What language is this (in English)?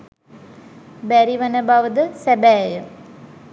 Sinhala